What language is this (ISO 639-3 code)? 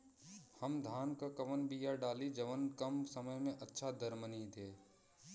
bho